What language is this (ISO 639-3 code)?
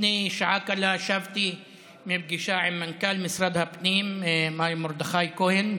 heb